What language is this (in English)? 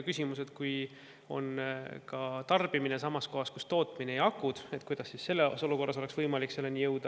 Estonian